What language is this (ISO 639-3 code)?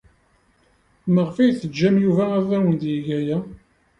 kab